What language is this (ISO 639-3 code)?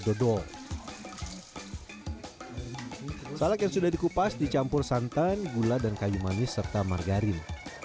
ind